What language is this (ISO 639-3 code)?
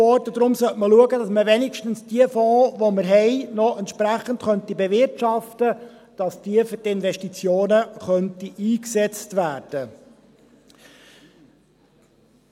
gsw